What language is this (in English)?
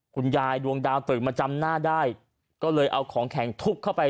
Thai